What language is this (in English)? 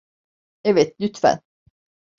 Turkish